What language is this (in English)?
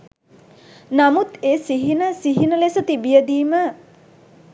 Sinhala